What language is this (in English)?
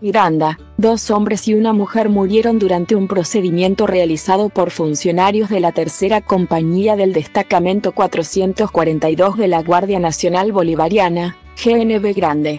Spanish